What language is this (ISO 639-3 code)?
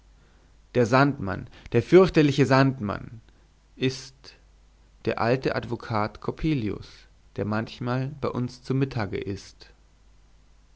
deu